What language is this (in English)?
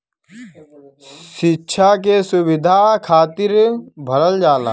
Bhojpuri